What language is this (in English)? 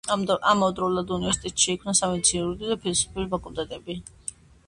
Georgian